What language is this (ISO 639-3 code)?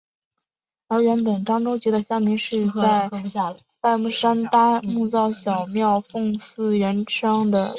zho